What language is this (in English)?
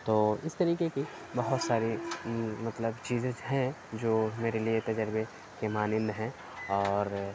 Urdu